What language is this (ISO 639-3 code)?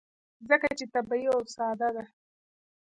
pus